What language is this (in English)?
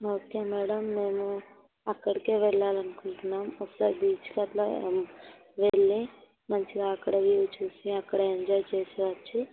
Telugu